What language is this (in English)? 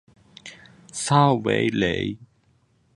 Chinese